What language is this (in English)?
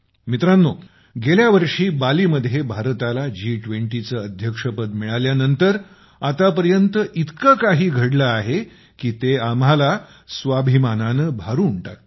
Marathi